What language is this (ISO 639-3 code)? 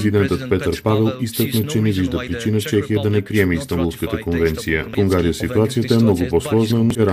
bul